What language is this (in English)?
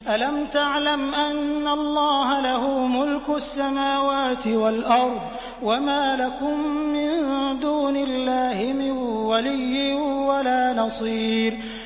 Arabic